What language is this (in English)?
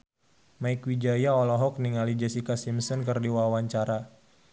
Sundanese